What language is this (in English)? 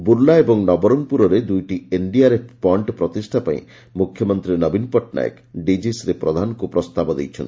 Odia